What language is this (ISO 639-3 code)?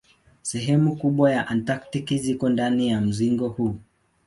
swa